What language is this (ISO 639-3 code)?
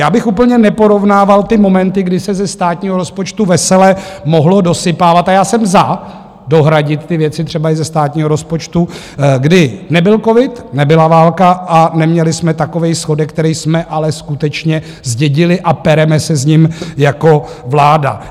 ces